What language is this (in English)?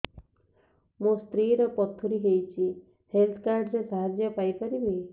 Odia